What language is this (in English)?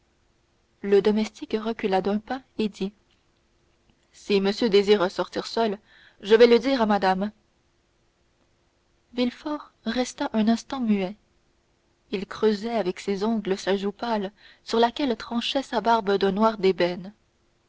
French